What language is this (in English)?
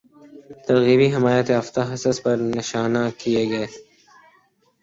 Urdu